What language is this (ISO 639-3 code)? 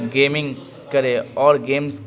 urd